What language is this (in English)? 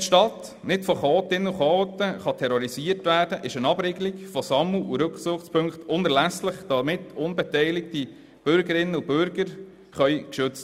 Swiss German